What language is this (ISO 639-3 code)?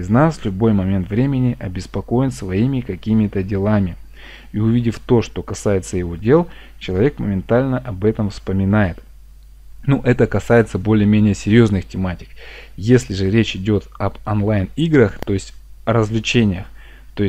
rus